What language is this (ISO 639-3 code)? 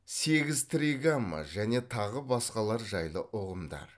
kaz